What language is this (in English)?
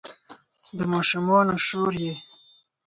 Pashto